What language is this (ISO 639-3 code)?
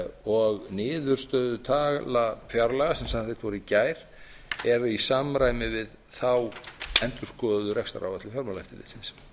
isl